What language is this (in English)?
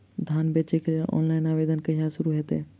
Maithili